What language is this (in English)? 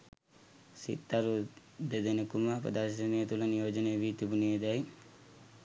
Sinhala